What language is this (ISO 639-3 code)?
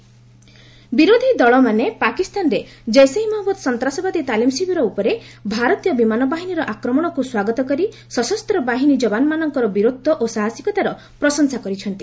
ori